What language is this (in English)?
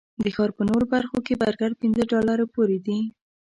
Pashto